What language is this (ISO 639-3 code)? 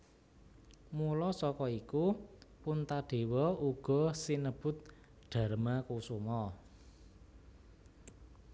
jav